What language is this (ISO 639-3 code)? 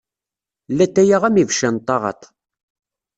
kab